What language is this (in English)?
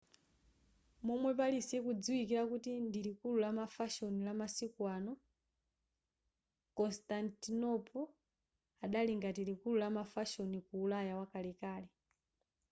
Nyanja